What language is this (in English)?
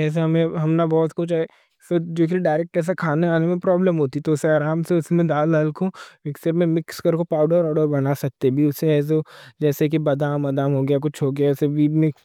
Deccan